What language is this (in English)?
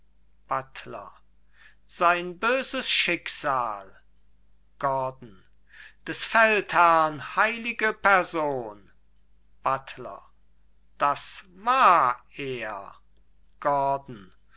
German